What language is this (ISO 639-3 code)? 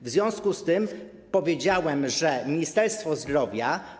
pol